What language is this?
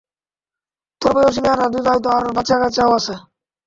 Bangla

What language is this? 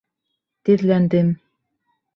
Bashkir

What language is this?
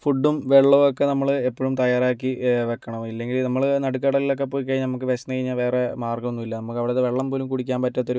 Malayalam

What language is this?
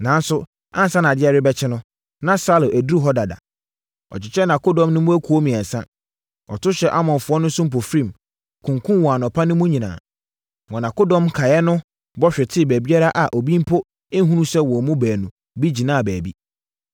Akan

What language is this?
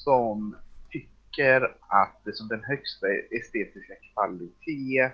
Swedish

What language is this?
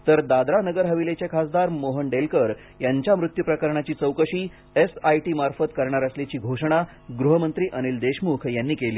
Marathi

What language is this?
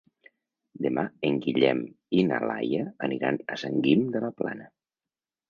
Catalan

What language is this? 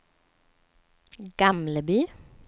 Swedish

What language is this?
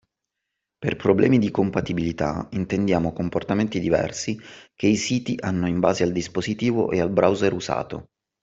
Italian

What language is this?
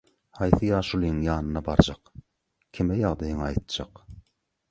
Turkmen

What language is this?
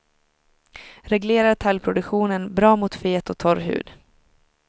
Swedish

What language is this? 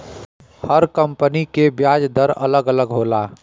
Bhojpuri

